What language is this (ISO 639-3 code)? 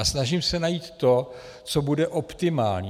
ces